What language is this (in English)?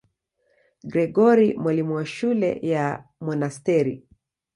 Swahili